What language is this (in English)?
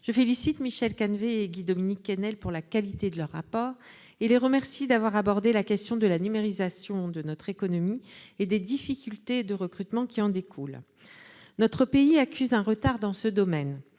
French